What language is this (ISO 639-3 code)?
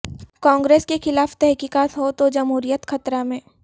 urd